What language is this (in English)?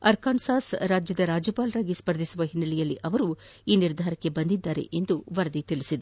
Kannada